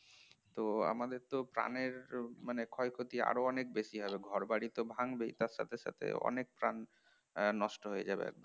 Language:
Bangla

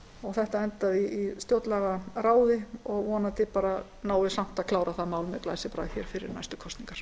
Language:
Icelandic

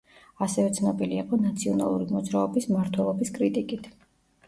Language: Georgian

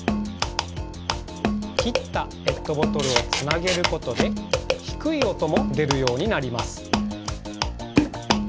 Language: Japanese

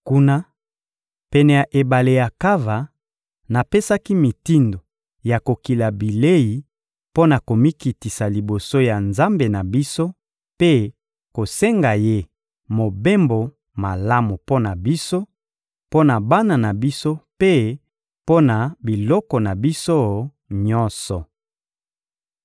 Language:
Lingala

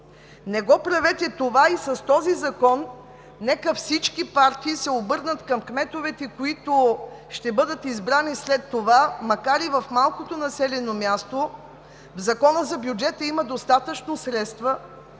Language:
Bulgarian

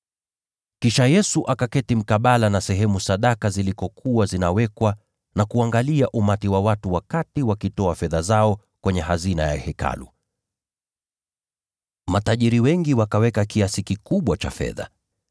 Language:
Swahili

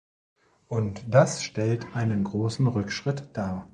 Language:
German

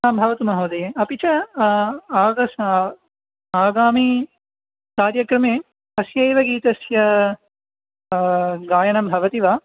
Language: Sanskrit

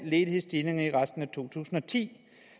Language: Danish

